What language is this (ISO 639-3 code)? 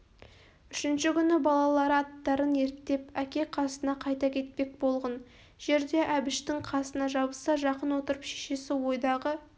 kaz